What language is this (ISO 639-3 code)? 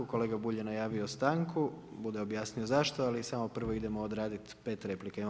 hrv